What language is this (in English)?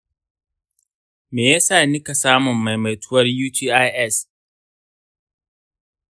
Hausa